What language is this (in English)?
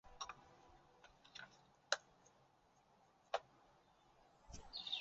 Chinese